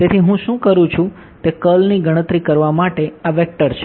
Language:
Gujarati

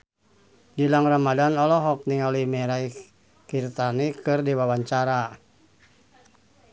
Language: Sundanese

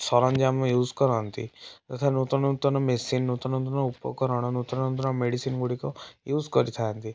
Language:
Odia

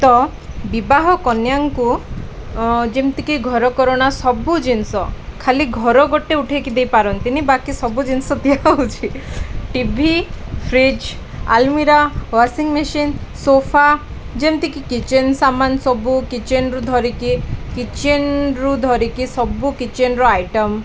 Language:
Odia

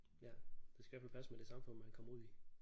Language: Danish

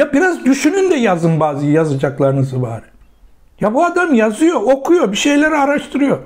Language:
Turkish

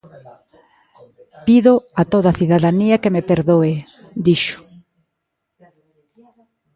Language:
Galician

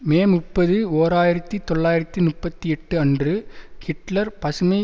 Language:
Tamil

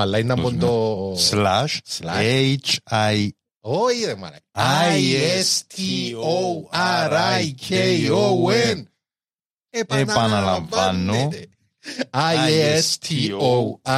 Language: Greek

